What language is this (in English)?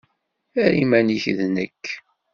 Kabyle